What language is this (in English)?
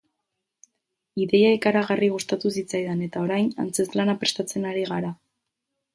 Basque